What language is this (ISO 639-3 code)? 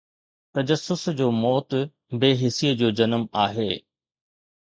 snd